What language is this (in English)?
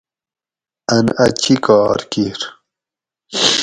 Gawri